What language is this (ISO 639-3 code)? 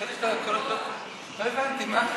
heb